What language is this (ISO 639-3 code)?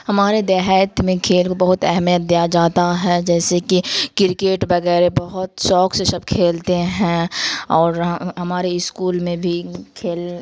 urd